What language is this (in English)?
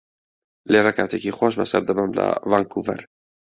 Central Kurdish